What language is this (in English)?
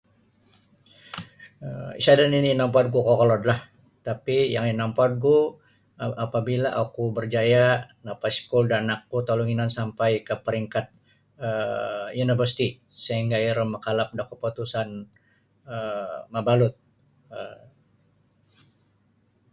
Sabah Bisaya